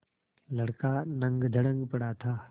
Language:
Hindi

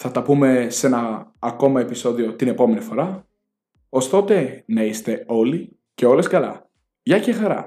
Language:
Greek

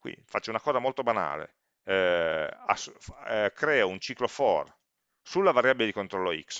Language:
Italian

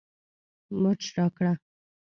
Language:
Pashto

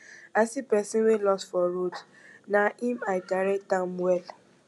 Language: Nigerian Pidgin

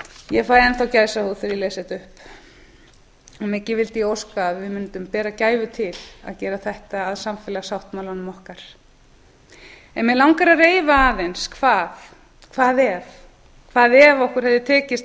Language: Icelandic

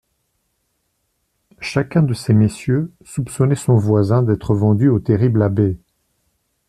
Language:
French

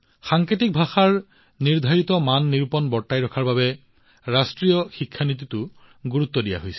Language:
Assamese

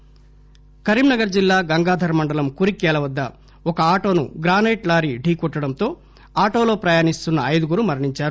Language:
Telugu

